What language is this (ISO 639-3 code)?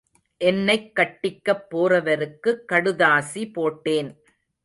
tam